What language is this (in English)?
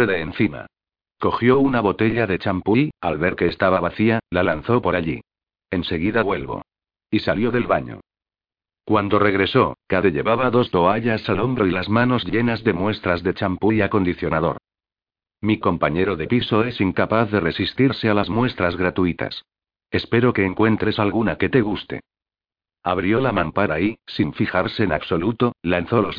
Spanish